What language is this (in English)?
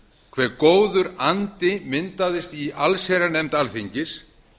Icelandic